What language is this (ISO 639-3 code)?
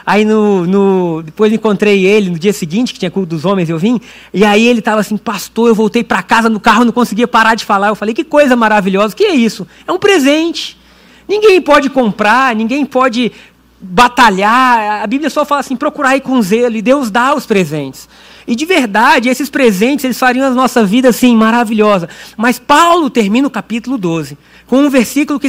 por